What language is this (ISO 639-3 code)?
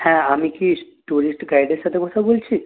ben